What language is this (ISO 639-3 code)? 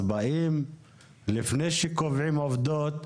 heb